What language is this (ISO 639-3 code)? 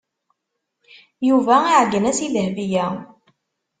kab